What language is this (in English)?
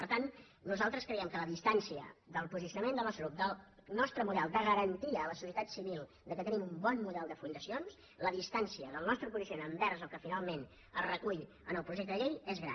Catalan